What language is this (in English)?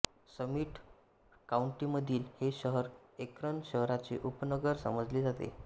Marathi